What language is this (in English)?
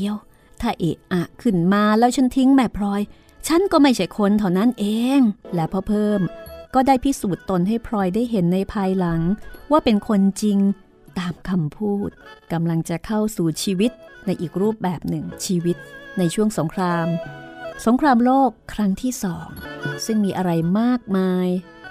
Thai